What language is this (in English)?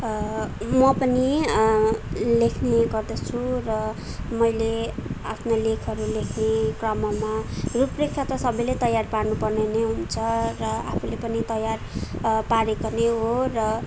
Nepali